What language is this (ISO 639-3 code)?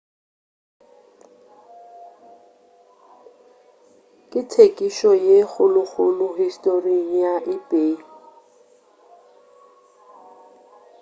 nso